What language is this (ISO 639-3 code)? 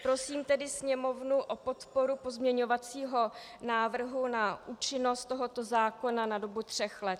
ces